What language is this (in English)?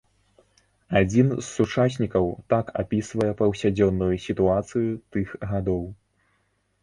Belarusian